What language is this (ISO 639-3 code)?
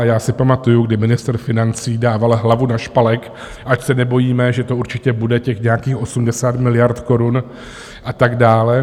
ces